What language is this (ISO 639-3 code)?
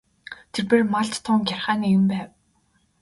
mon